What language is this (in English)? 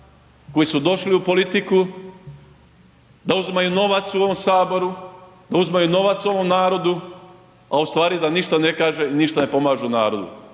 Croatian